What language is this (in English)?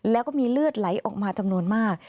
Thai